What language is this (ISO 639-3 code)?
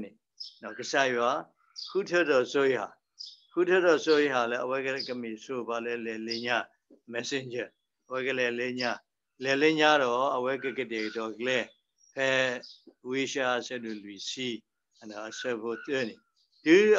tha